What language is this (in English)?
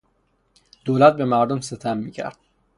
Persian